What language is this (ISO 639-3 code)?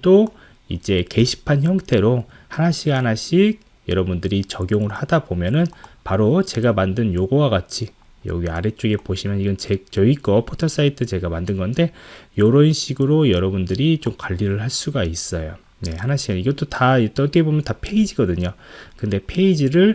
kor